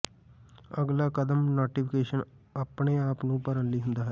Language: Punjabi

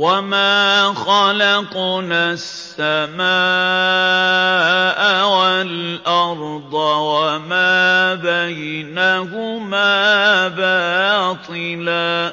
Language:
Arabic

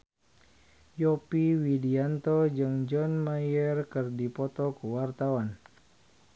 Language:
Sundanese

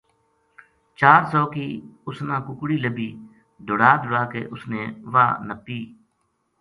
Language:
Gujari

